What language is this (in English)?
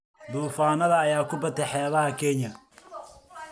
Somali